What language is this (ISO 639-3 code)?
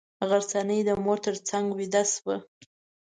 pus